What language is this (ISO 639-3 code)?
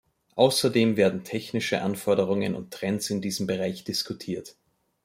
deu